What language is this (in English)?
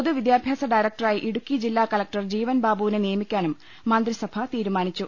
Malayalam